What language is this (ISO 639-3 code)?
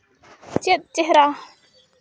sat